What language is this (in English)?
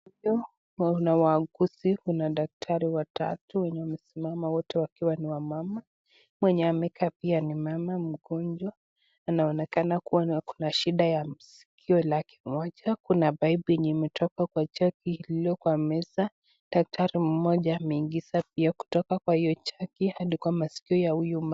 Swahili